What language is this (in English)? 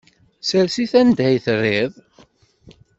Kabyle